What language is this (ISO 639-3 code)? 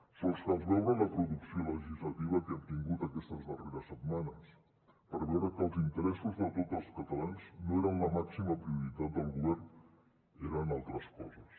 cat